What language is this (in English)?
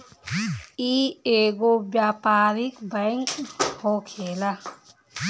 Bhojpuri